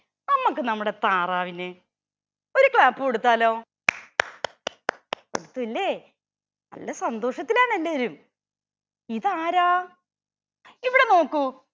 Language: Malayalam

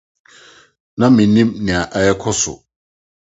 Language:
Akan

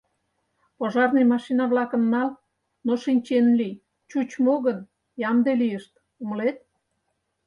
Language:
Mari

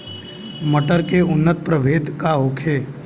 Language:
Bhojpuri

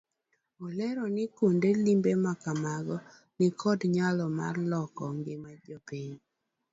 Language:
Luo (Kenya and Tanzania)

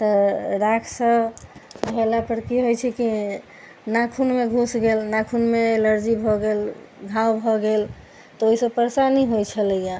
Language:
Maithili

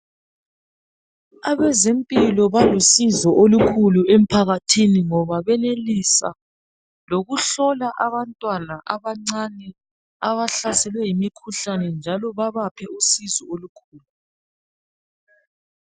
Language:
North Ndebele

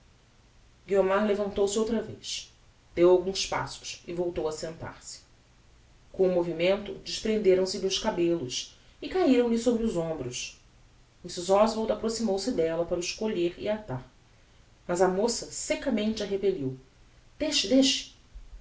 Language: Portuguese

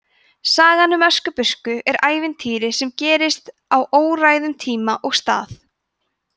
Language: Icelandic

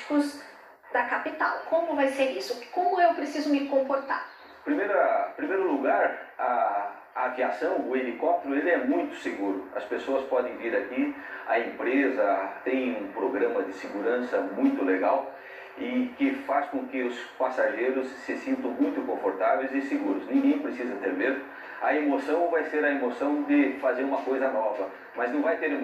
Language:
Portuguese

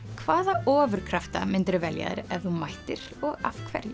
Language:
Icelandic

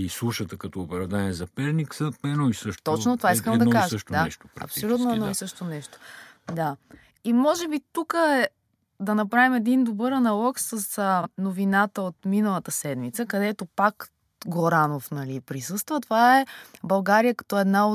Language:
Bulgarian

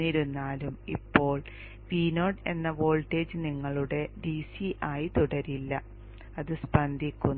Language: Malayalam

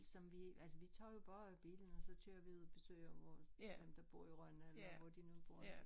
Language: Danish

